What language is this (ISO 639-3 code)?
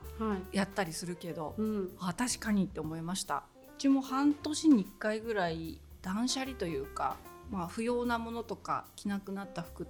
jpn